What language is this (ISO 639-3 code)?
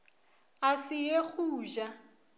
nso